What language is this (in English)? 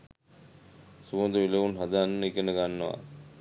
Sinhala